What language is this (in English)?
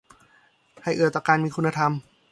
Thai